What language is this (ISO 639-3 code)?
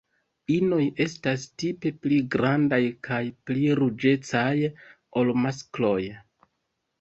epo